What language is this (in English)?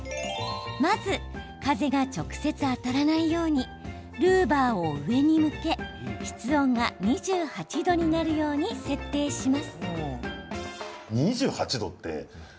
Japanese